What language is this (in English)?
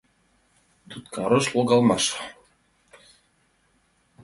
Mari